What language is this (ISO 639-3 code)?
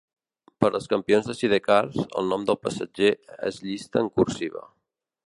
cat